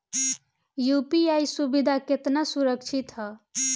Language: Bhojpuri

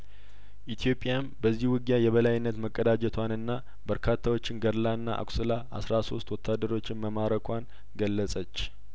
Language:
Amharic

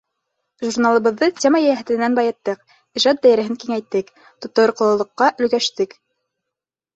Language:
Bashkir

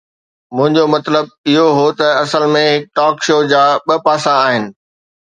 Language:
Sindhi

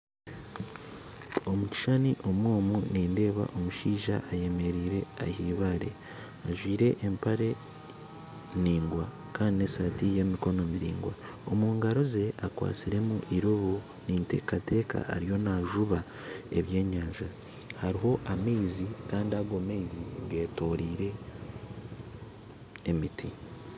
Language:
Nyankole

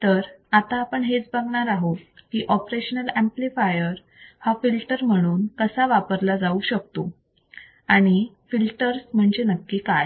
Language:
Marathi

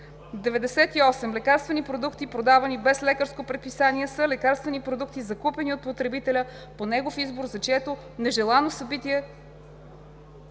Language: Bulgarian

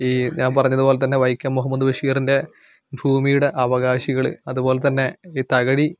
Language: Malayalam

